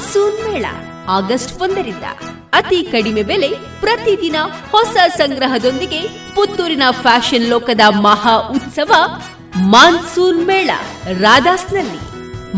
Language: Kannada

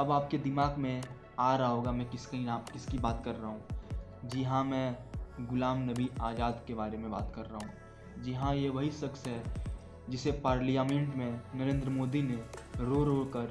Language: Hindi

